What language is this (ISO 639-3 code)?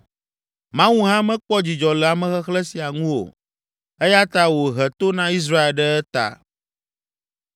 ewe